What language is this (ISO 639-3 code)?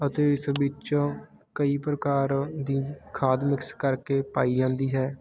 pan